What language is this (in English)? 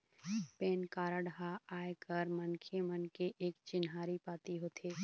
Chhattisgarhi